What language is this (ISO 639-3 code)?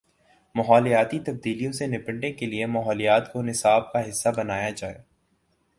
urd